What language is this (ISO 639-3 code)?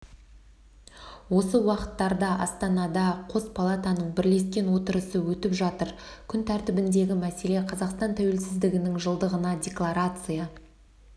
kaz